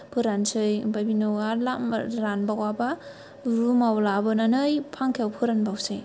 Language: Bodo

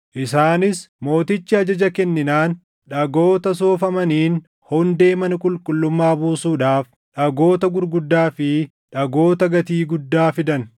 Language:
Oromo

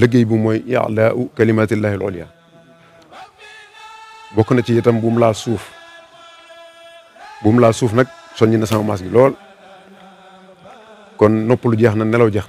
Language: Arabic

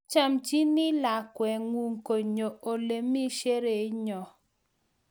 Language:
Kalenjin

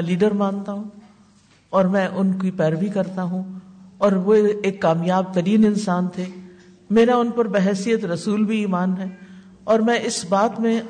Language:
Urdu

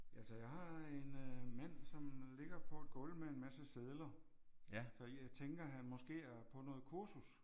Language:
Danish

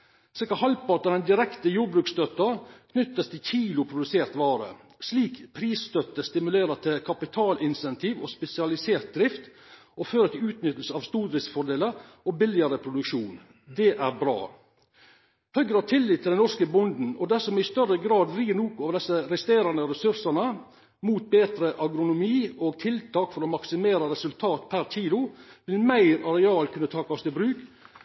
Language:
Norwegian Nynorsk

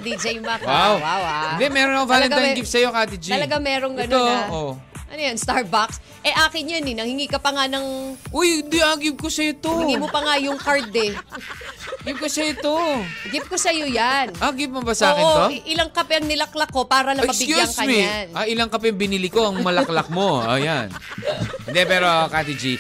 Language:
Filipino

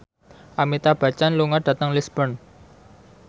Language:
Javanese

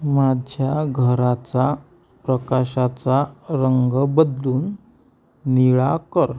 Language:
Marathi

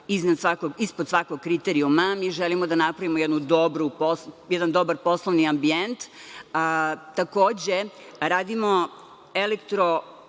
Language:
Serbian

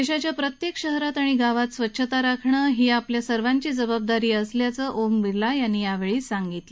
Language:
Marathi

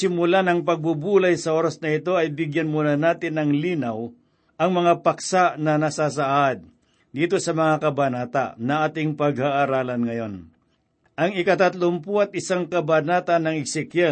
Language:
Filipino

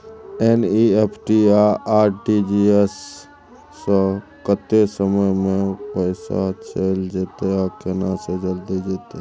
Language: Maithili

